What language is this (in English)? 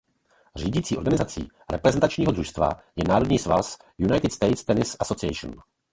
Czech